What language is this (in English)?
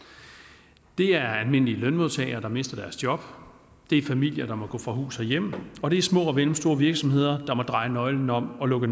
Danish